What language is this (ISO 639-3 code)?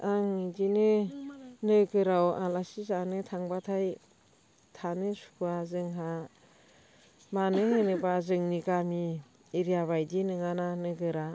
brx